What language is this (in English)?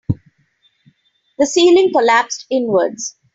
English